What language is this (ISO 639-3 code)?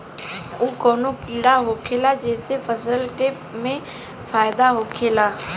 bho